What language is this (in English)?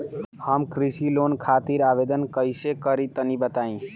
Bhojpuri